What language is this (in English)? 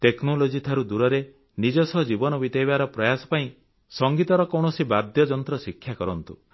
Odia